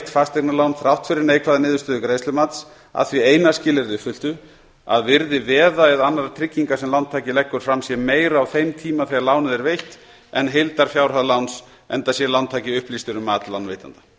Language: Icelandic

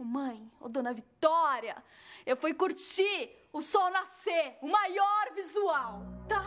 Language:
Portuguese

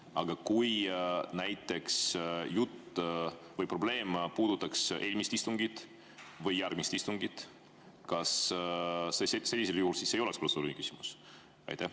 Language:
Estonian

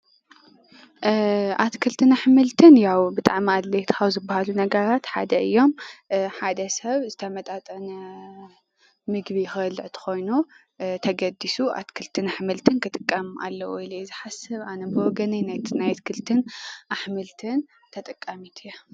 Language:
Tigrinya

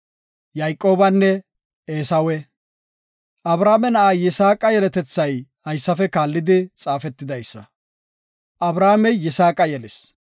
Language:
Gofa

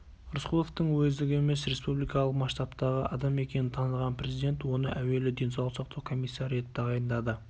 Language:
Kazakh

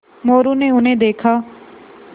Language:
Hindi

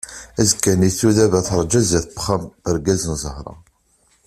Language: Kabyle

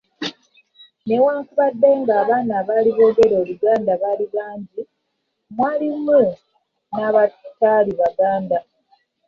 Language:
Ganda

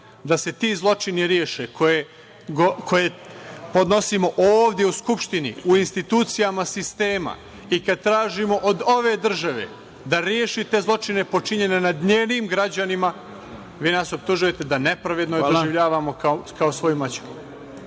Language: Serbian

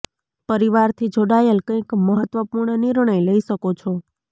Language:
Gujarati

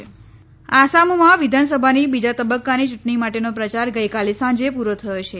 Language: Gujarati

